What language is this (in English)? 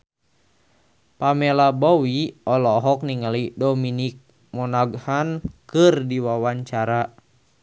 Sundanese